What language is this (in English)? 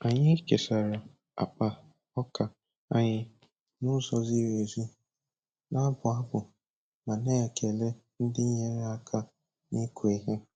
Igbo